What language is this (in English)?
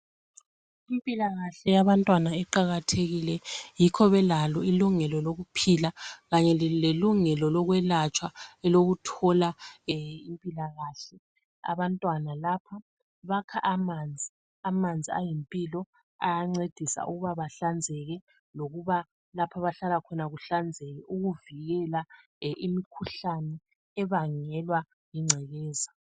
North Ndebele